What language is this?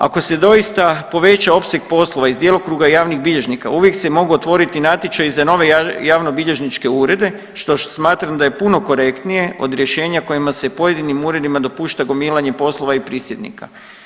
Croatian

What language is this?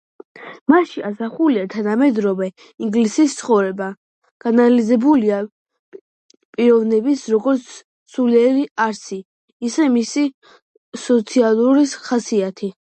Georgian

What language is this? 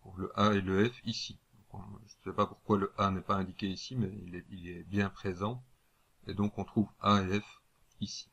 French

